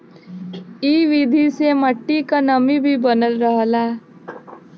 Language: Bhojpuri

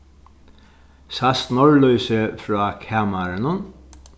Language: Faroese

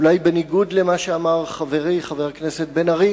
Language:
Hebrew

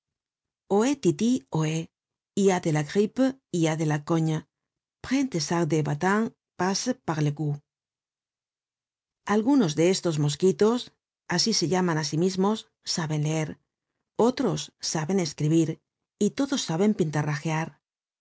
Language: Spanish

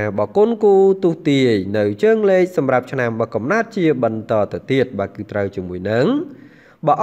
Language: Vietnamese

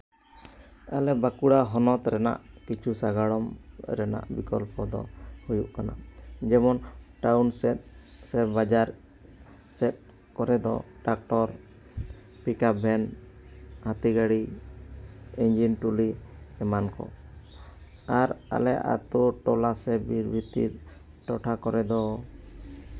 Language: Santali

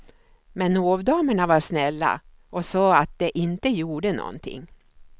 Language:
Swedish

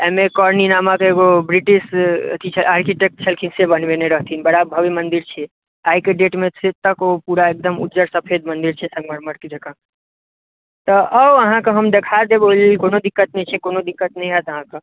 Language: Maithili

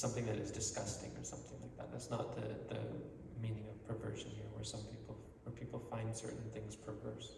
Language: English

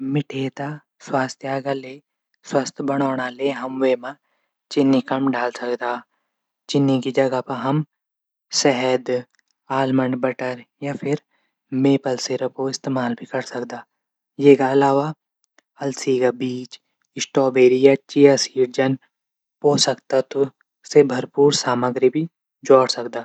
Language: Garhwali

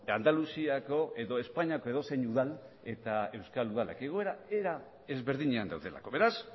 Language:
Basque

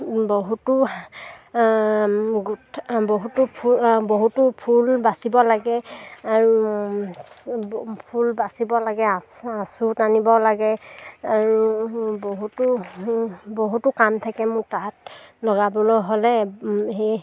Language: Assamese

